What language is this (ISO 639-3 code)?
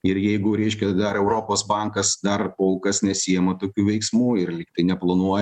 lit